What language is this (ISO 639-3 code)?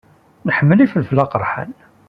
kab